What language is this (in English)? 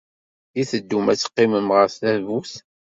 Kabyle